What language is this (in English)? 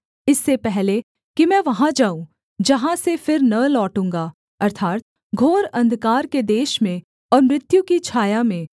Hindi